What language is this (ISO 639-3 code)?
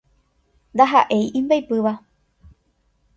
grn